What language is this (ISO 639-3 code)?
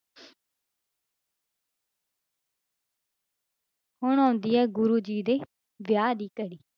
pan